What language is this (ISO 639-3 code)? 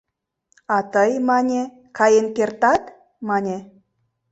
chm